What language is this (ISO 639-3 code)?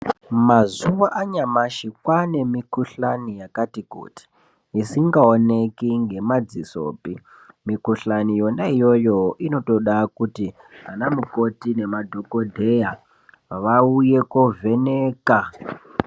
ndc